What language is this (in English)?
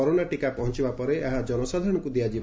Odia